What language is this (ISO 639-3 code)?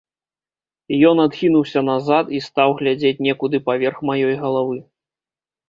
bel